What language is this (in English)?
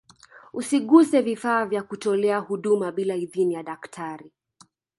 Swahili